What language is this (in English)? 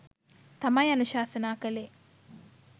Sinhala